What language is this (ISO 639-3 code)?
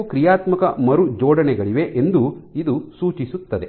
kan